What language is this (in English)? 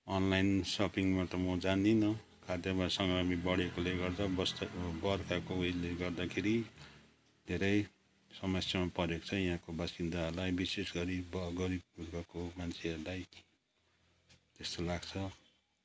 Nepali